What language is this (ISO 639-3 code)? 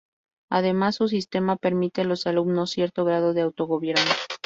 spa